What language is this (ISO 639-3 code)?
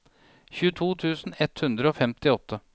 nor